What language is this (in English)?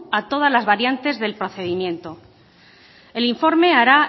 Spanish